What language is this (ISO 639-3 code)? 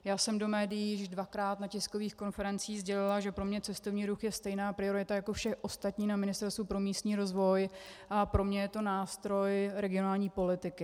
ces